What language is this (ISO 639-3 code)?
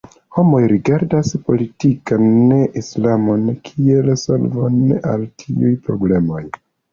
epo